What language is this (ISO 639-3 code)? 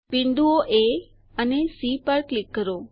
guj